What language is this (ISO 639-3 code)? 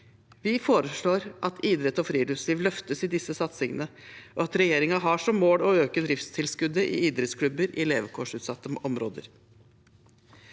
nor